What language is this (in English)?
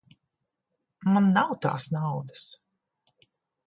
Latvian